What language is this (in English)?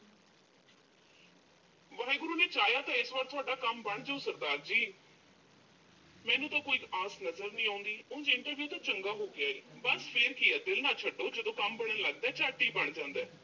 Punjabi